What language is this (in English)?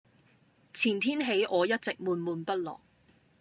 Cantonese